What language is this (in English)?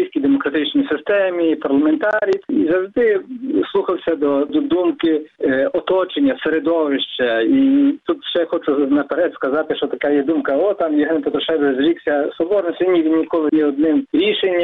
Ukrainian